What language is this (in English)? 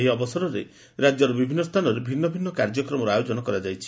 Odia